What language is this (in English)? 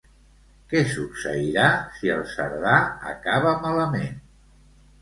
Catalan